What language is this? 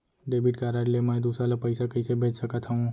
Chhattisgarhi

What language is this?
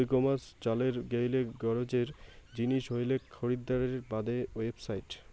Bangla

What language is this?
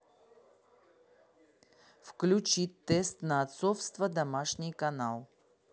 Russian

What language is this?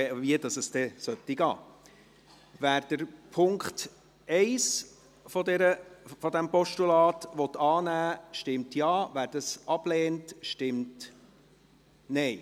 Swiss German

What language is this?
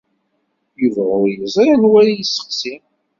Kabyle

